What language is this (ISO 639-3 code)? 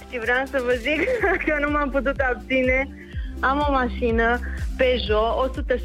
ron